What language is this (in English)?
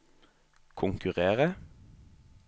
Norwegian